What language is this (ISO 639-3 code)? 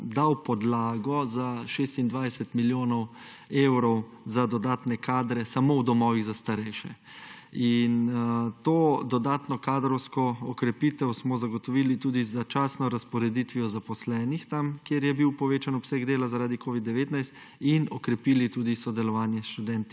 slv